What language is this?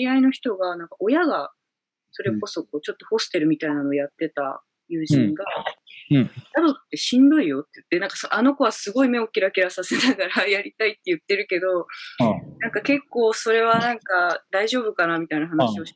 Japanese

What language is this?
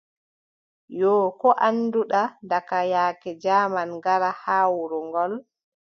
Adamawa Fulfulde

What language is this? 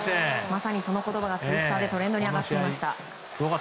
Japanese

